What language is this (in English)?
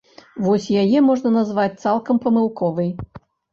Belarusian